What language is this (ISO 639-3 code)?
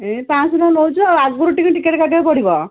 ori